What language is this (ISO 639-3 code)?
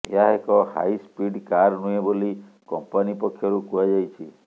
ori